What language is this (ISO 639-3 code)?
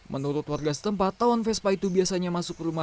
ind